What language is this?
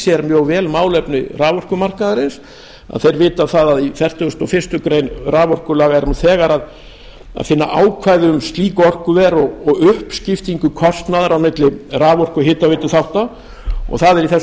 Icelandic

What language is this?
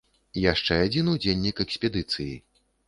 Belarusian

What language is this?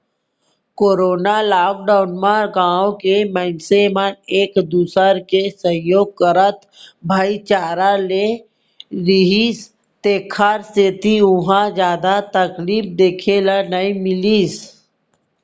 Chhattisgarhi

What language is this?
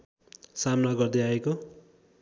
Nepali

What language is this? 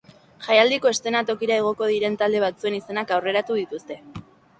Basque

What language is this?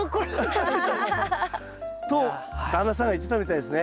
Japanese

